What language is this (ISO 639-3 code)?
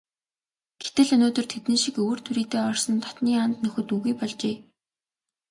mon